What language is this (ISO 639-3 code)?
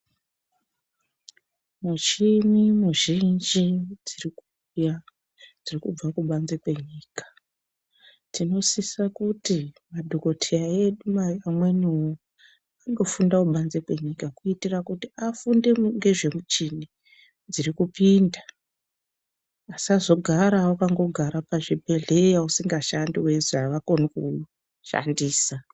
ndc